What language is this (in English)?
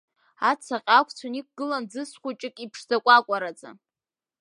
Abkhazian